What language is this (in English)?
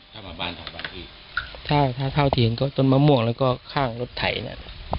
Thai